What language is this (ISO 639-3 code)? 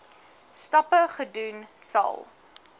afr